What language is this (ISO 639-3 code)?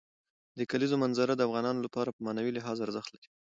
pus